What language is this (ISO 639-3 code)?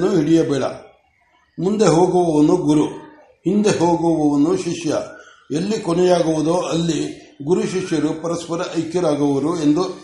kan